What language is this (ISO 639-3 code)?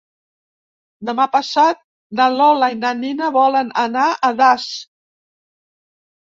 cat